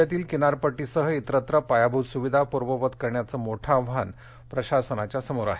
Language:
Marathi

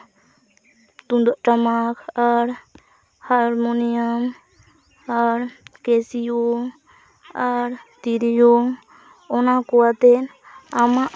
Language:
Santali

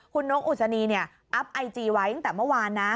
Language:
Thai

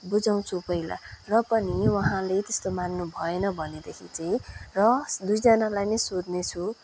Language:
Nepali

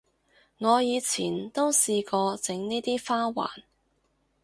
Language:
Cantonese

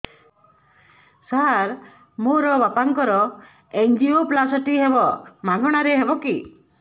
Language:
Odia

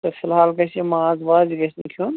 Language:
Kashmiri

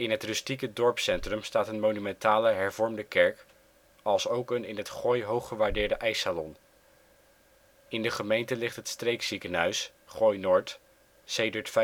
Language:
Dutch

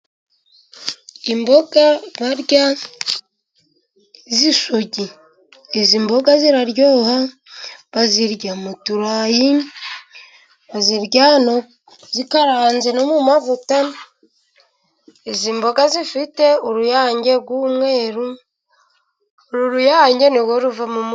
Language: Kinyarwanda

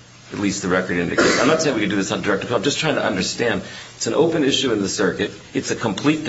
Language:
English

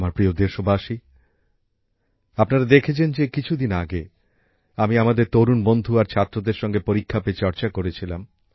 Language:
Bangla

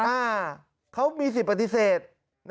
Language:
Thai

